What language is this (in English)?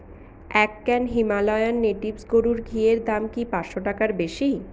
Bangla